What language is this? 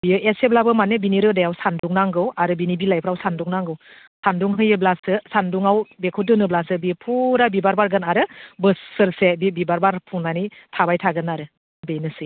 Bodo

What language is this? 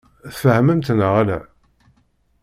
Kabyle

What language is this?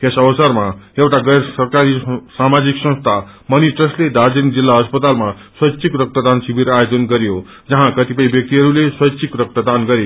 Nepali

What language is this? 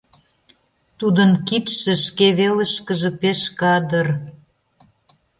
Mari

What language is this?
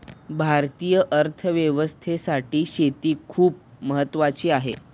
Marathi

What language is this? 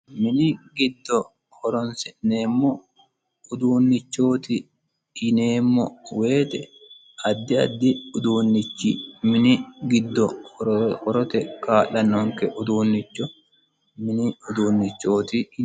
Sidamo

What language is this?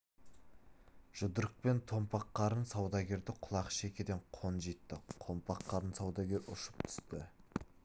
Kazakh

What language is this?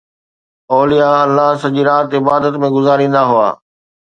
Sindhi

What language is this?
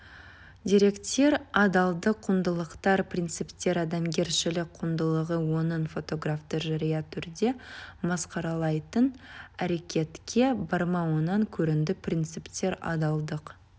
Kazakh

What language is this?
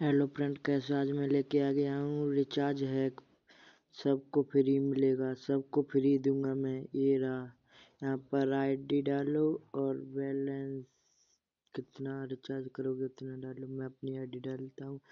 Hindi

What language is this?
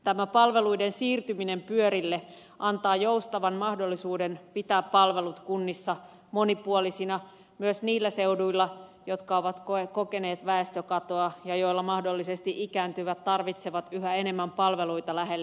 Finnish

